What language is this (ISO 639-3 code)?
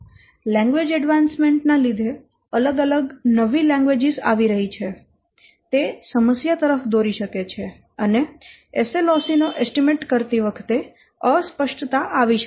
guj